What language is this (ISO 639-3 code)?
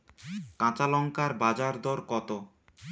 ben